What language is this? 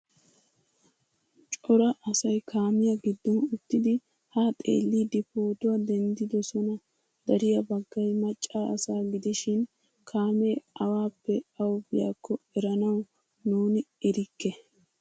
Wolaytta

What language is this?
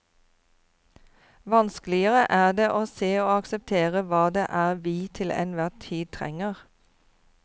Norwegian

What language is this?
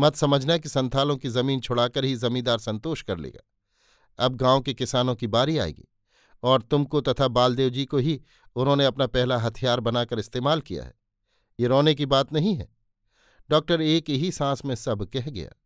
Hindi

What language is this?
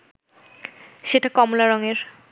Bangla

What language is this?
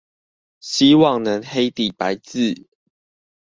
Chinese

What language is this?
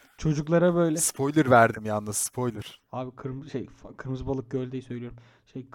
Turkish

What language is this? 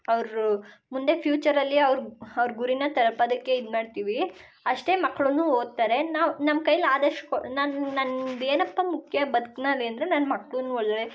Kannada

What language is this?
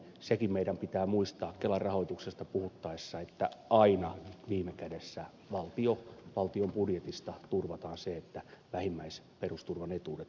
Finnish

